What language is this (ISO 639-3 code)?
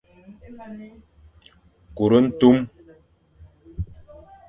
fan